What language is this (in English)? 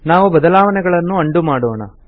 Kannada